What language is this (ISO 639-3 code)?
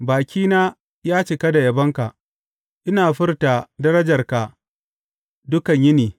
hau